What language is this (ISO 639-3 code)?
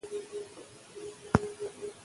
pus